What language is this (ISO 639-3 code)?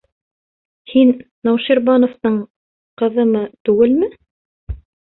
bak